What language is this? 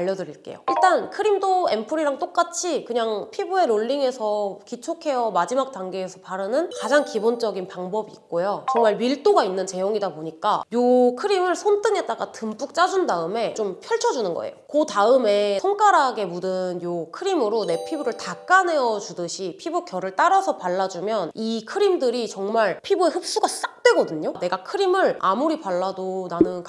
Korean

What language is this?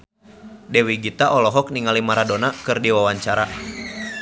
Sundanese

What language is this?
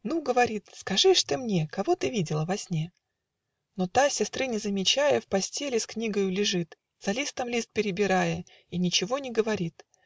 Russian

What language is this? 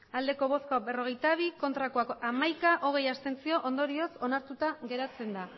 Basque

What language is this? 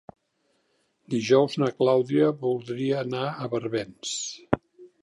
Catalan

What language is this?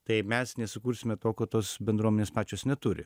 Lithuanian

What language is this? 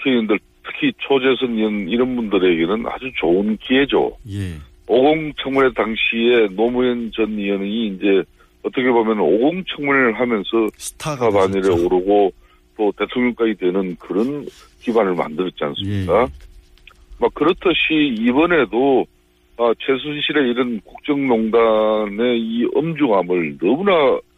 Korean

